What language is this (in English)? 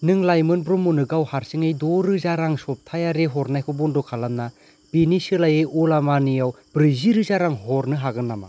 Bodo